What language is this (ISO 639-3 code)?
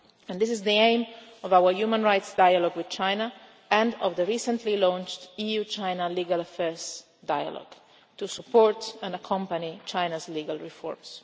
eng